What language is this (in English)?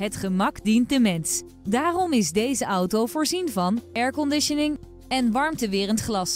Dutch